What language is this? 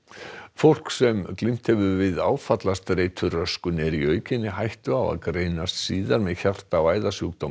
Icelandic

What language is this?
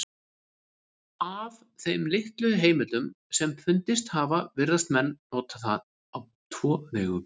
Icelandic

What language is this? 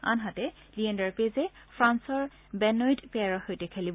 Assamese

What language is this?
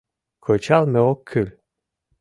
Mari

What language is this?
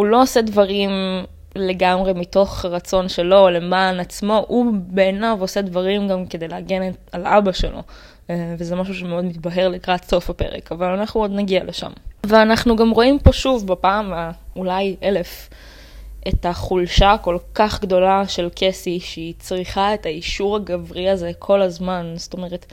Hebrew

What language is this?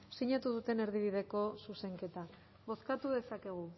Basque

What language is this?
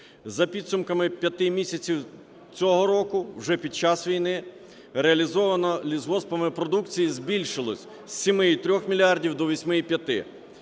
Ukrainian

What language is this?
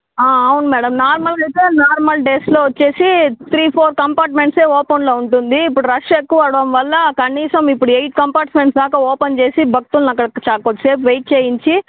Telugu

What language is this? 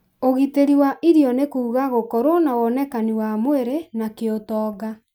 Kikuyu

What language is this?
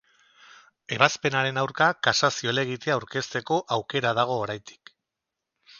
Basque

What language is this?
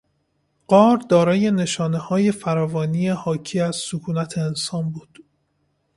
Persian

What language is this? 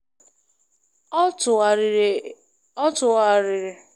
Igbo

